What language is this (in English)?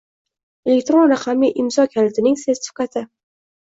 Uzbek